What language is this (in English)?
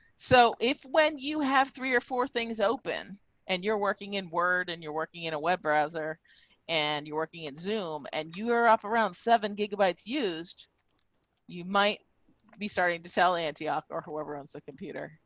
English